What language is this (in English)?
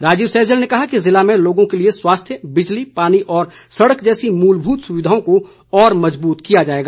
Hindi